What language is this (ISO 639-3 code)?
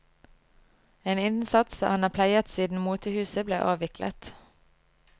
nor